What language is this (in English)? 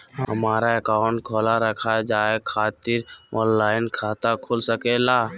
Magahi